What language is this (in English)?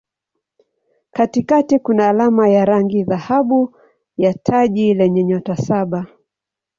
Swahili